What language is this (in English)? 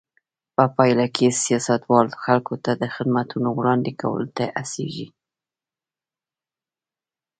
Pashto